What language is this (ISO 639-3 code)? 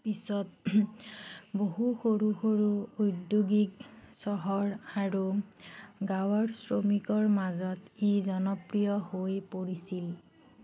asm